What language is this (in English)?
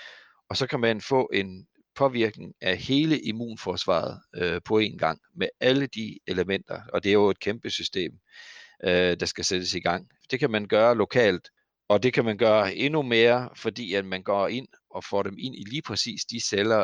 Danish